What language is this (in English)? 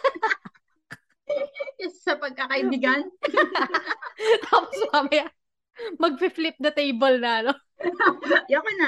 Filipino